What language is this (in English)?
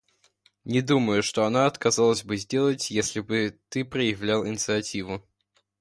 Russian